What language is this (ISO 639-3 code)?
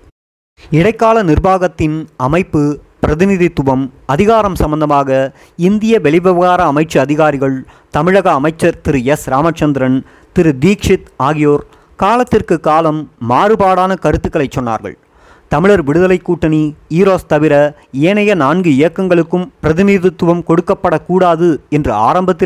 tam